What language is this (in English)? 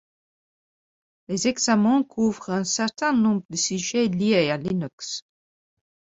French